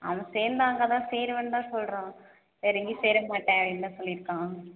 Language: Tamil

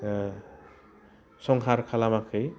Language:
Bodo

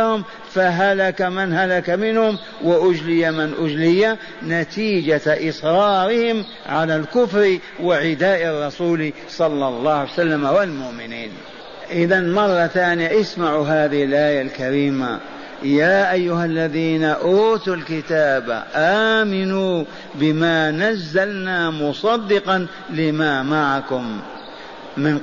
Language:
Arabic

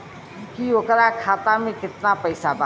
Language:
Bhojpuri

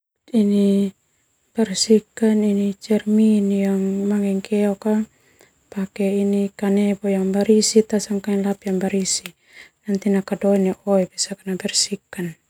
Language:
Termanu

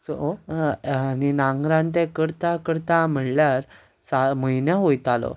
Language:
Konkani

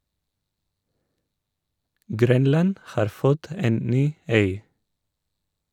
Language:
Norwegian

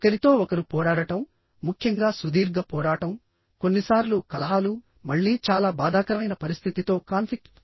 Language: Telugu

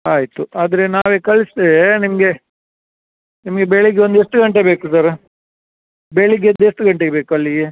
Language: Kannada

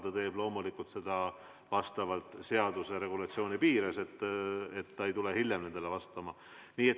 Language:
Estonian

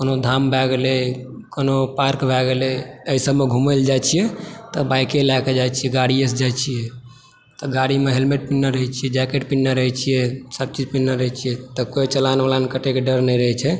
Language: Maithili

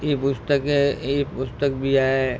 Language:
Sindhi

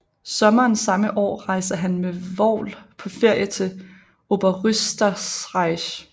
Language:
Danish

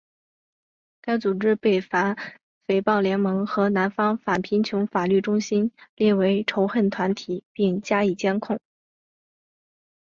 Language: Chinese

